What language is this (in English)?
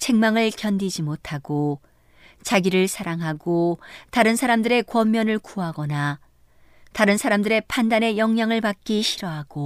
Korean